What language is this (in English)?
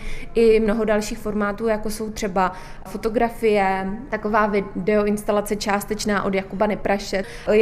Czech